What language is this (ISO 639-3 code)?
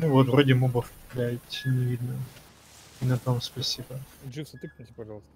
rus